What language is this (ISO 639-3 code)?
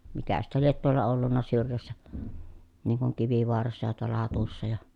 fin